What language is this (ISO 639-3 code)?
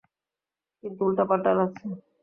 ben